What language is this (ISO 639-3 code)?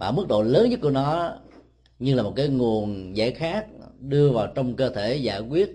vie